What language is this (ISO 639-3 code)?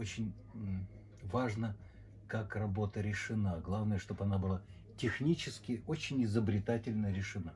rus